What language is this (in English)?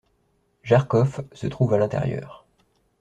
French